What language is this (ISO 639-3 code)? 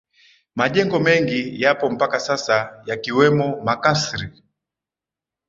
swa